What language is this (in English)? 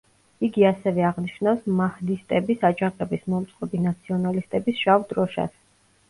Georgian